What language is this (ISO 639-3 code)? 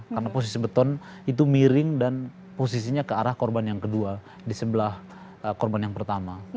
ind